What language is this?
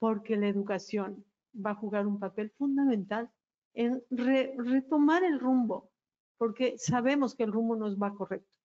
Spanish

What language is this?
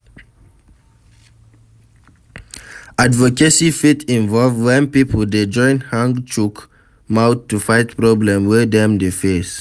Nigerian Pidgin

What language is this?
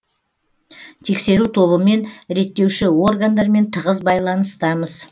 Kazakh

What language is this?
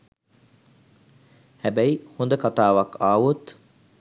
Sinhala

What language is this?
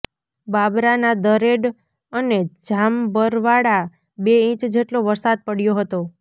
Gujarati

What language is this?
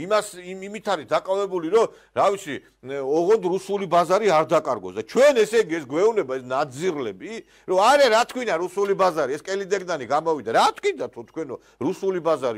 Romanian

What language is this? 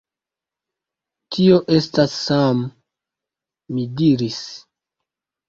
Esperanto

